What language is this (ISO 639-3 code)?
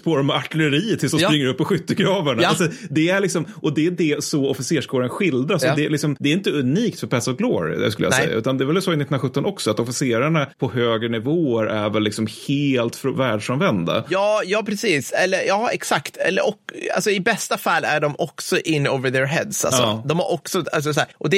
swe